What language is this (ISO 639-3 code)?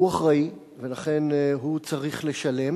heb